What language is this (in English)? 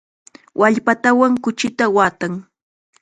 Chiquián Ancash Quechua